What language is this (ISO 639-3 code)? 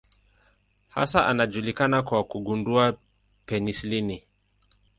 swa